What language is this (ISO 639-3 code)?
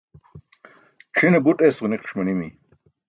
bsk